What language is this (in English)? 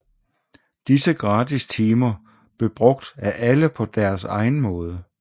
Danish